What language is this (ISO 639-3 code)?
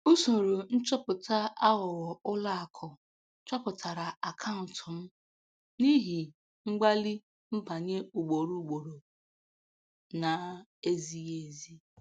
ibo